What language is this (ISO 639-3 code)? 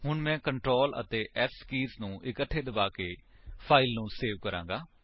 pan